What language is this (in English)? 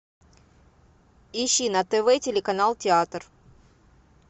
Russian